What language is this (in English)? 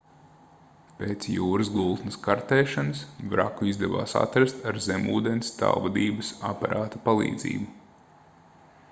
Latvian